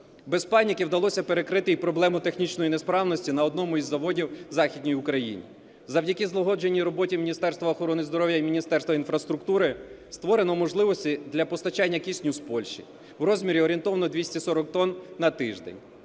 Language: Ukrainian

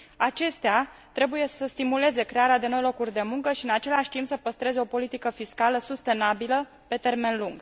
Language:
Romanian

